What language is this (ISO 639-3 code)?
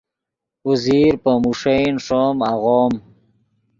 ydg